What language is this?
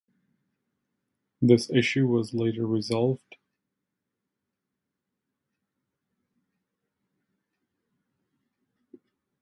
English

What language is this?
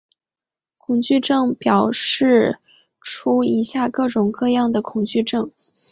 Chinese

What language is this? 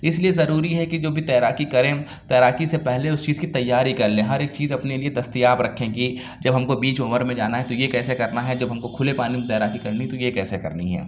Urdu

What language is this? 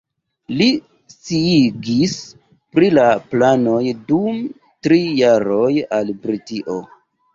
Esperanto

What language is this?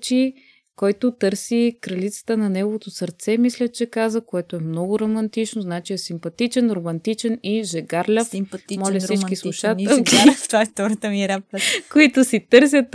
Bulgarian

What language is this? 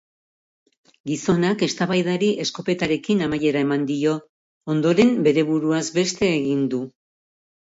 Basque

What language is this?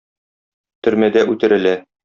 Tatar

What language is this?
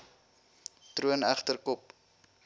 Afrikaans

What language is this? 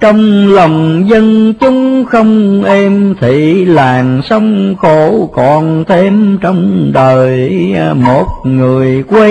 Vietnamese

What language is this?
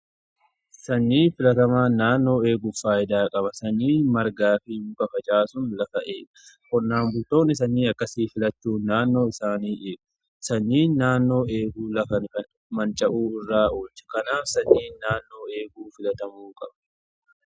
Oromo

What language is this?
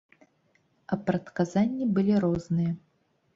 Belarusian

